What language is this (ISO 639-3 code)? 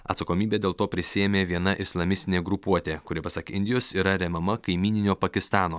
lit